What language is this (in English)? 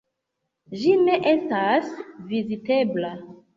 Esperanto